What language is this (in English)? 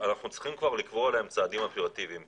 Hebrew